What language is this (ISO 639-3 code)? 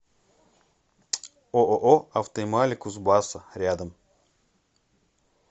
rus